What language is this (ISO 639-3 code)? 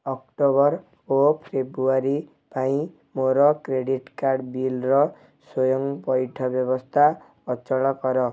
ori